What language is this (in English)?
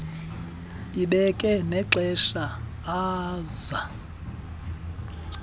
Xhosa